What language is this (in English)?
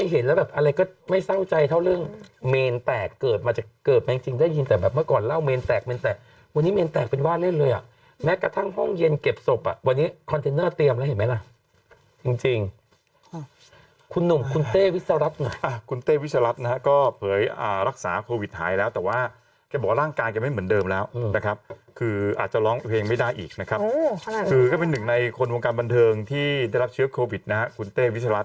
Thai